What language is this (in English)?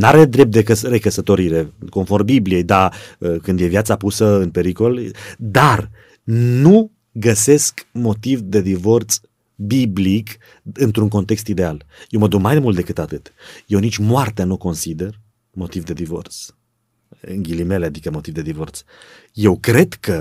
Romanian